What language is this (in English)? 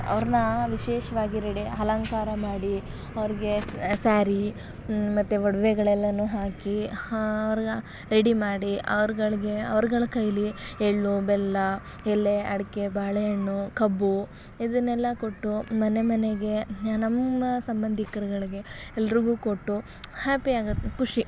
Kannada